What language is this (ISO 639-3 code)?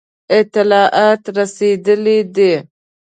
pus